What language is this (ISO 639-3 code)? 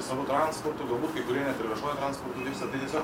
lit